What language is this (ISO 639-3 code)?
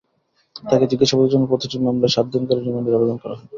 ben